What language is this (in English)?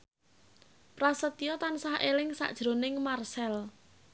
Javanese